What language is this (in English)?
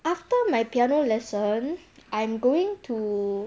English